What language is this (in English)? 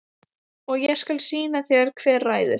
Icelandic